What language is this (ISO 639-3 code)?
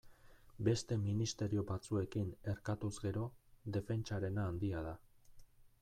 eus